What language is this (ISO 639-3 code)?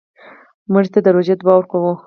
pus